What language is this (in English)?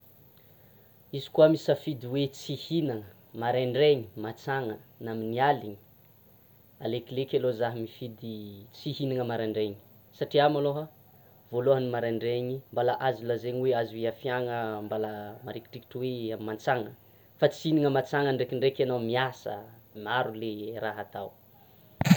Tsimihety Malagasy